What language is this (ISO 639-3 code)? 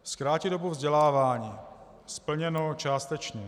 ces